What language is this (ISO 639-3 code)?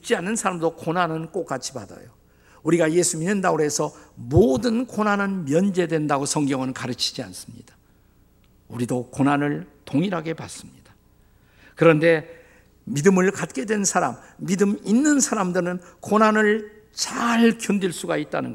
kor